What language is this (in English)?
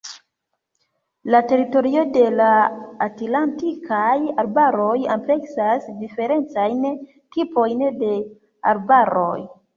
Esperanto